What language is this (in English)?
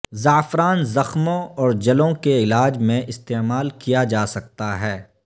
Urdu